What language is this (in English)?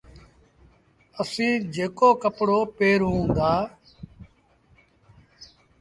Sindhi Bhil